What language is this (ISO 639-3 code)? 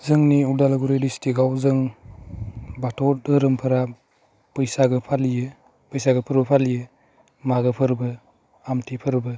brx